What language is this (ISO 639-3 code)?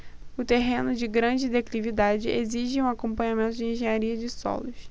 por